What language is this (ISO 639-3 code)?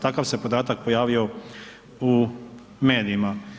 hrv